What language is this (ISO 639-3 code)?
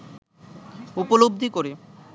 ben